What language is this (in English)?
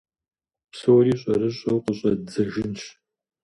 Kabardian